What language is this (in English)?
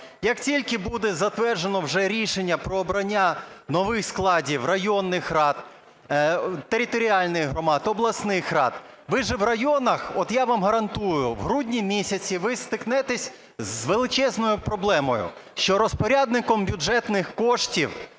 Ukrainian